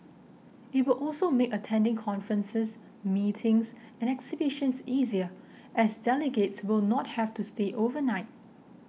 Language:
English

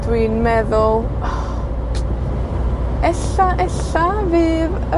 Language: Welsh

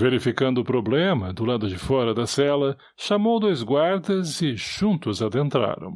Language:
Portuguese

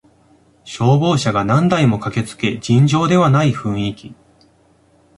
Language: Japanese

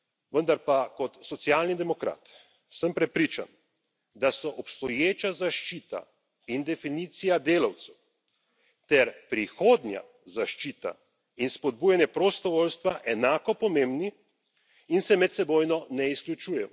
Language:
Slovenian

